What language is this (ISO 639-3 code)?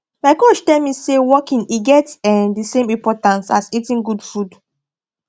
pcm